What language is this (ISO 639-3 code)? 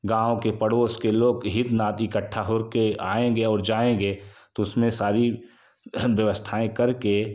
hin